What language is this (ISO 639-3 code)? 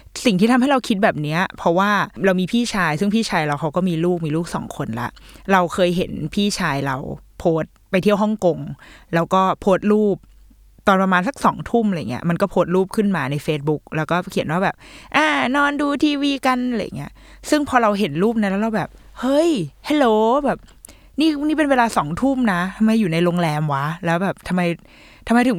tha